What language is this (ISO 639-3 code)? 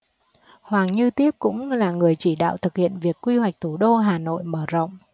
vie